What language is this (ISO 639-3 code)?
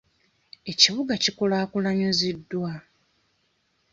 lug